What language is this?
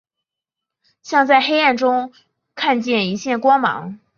Chinese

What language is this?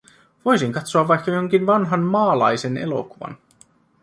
Finnish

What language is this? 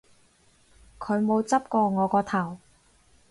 Cantonese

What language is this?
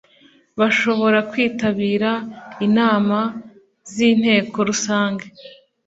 Kinyarwanda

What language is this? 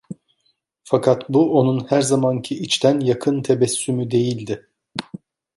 Turkish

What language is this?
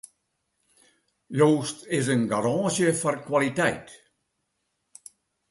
Western Frisian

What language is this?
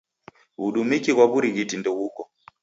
Taita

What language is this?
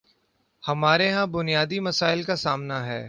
Urdu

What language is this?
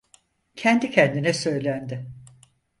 Turkish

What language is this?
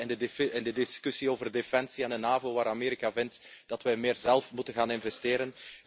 Dutch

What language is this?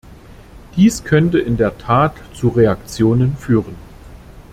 German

